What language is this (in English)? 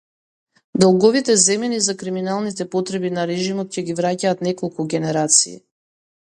Macedonian